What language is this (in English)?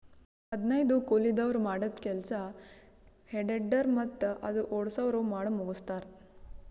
Kannada